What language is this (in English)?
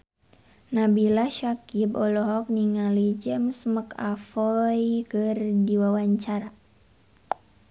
Sundanese